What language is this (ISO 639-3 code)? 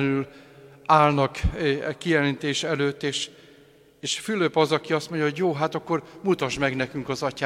hun